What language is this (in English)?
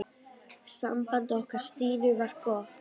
Icelandic